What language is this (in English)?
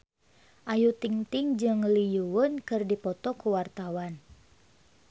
Sundanese